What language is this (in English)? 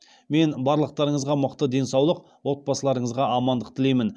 Kazakh